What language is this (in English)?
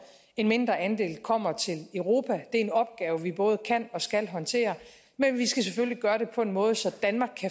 Danish